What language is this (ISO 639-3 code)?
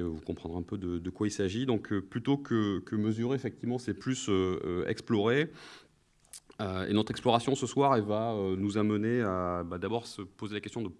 fra